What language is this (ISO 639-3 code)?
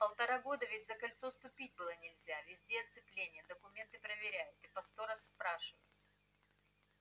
rus